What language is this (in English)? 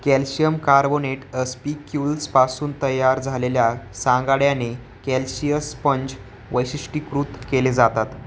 Marathi